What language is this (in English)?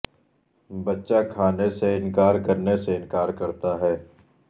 Urdu